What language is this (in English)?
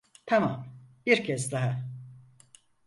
Turkish